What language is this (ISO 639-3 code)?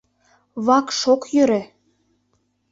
chm